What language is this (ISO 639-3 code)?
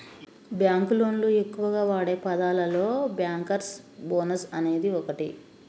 tel